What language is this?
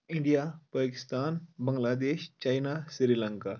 Kashmiri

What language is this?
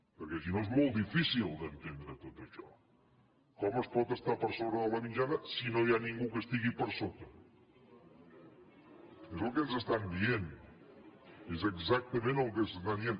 Catalan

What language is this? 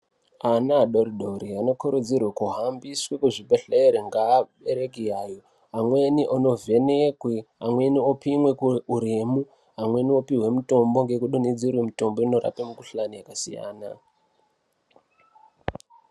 Ndau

